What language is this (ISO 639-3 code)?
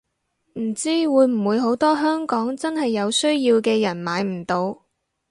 yue